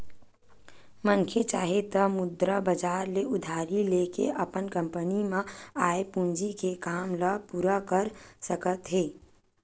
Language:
Chhattisgarhi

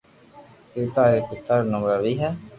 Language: Loarki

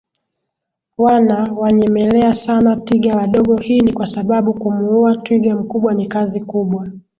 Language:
Swahili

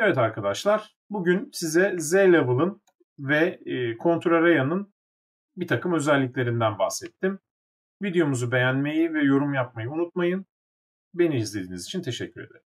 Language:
Turkish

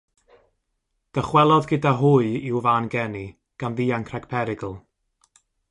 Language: Welsh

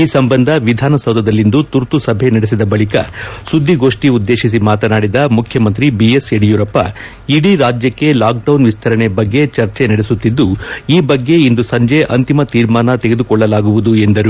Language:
Kannada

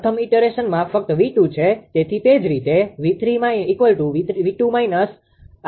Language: Gujarati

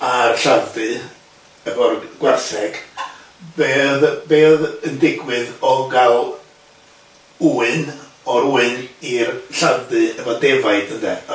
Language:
Welsh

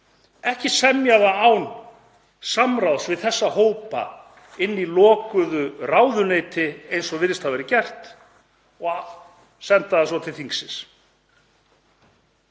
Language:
Icelandic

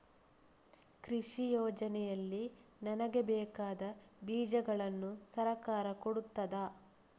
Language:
Kannada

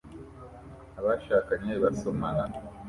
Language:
Kinyarwanda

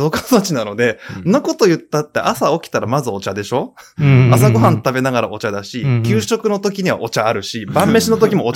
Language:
Japanese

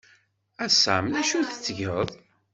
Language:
Kabyle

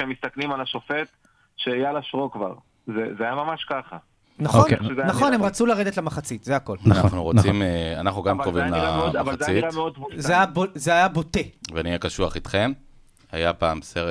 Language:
Hebrew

